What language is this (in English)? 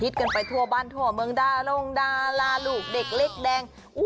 Thai